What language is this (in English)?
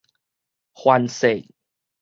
Min Nan Chinese